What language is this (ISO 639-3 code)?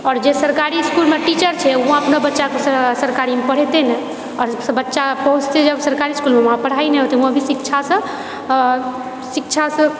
mai